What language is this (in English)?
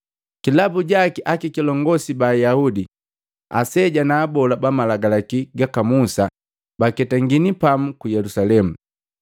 Matengo